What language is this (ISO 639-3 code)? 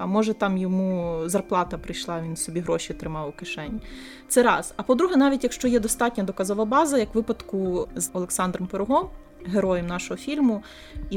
ukr